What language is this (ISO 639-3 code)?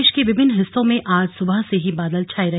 hin